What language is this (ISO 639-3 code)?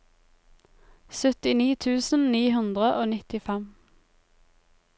nor